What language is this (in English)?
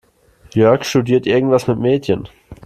German